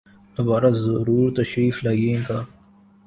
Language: Urdu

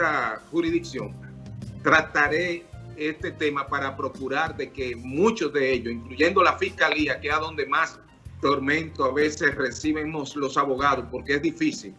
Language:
Spanish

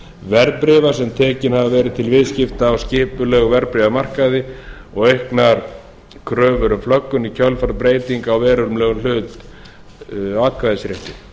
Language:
Icelandic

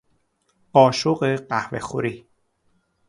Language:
Persian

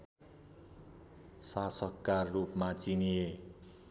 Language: Nepali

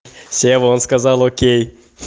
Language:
Russian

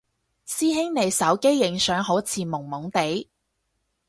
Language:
Cantonese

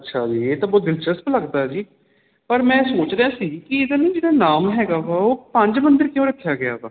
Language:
Punjabi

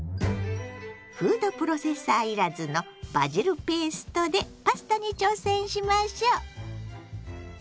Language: Japanese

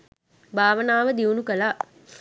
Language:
Sinhala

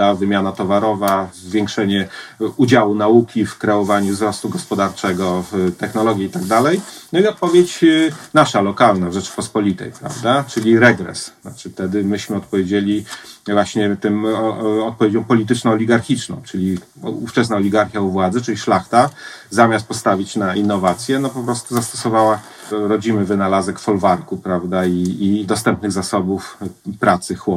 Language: Polish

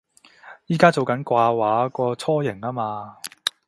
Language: Cantonese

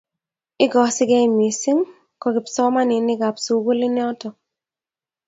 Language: Kalenjin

